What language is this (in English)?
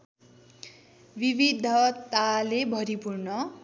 Nepali